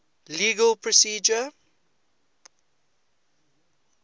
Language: English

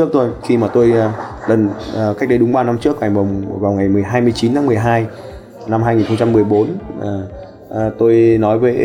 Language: Vietnamese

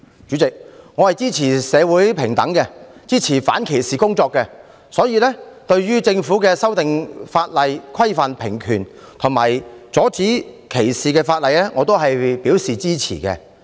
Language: Cantonese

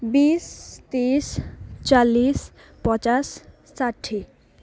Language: Nepali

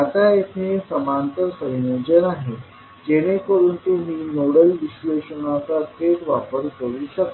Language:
Marathi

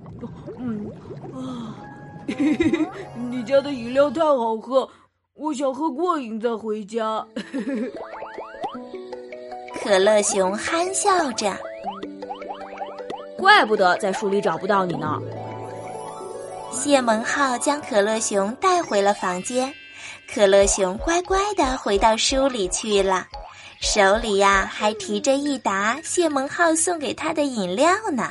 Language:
Chinese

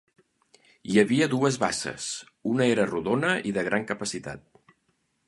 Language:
Catalan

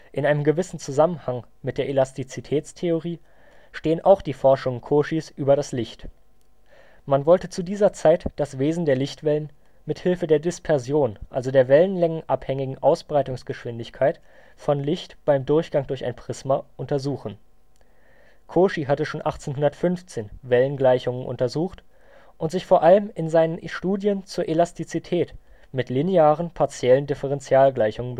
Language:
German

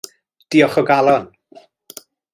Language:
Welsh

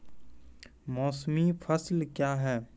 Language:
Maithili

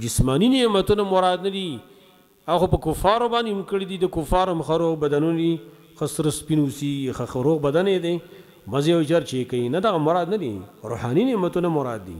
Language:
Arabic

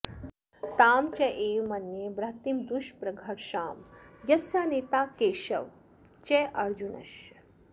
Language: Sanskrit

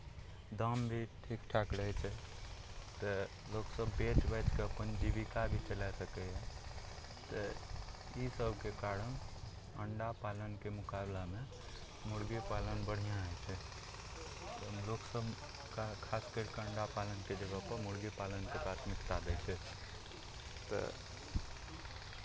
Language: Maithili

